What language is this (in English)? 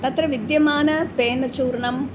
Sanskrit